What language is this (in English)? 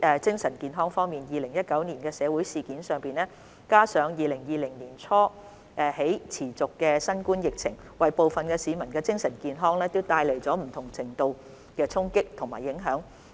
Cantonese